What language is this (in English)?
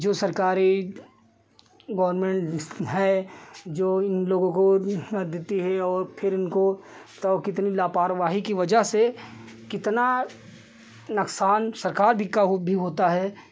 Hindi